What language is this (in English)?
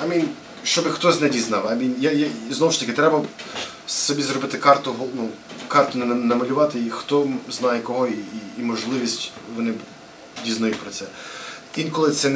Ukrainian